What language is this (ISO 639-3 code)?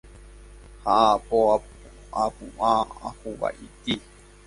grn